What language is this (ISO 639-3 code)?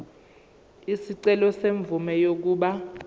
zul